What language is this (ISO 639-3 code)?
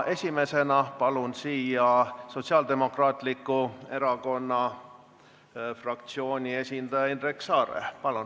est